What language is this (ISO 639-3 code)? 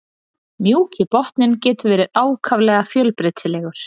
isl